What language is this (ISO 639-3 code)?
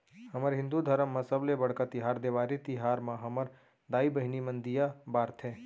hne